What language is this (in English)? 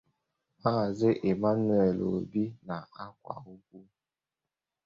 Igbo